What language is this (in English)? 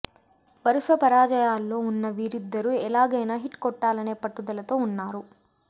Telugu